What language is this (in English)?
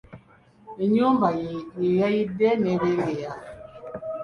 Ganda